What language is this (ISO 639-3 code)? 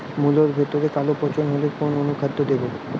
ben